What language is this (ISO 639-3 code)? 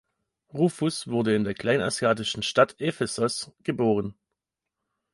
deu